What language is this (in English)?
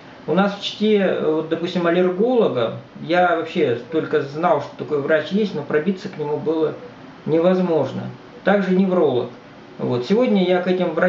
Russian